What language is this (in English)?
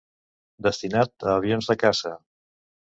Catalan